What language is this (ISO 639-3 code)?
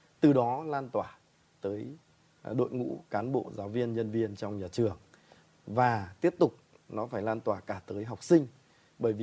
vie